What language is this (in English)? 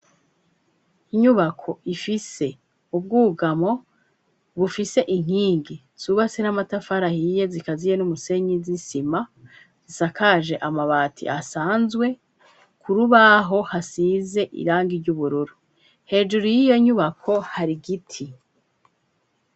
Rundi